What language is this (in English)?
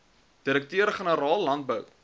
Afrikaans